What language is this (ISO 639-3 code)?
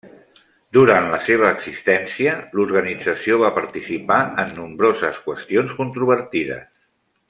cat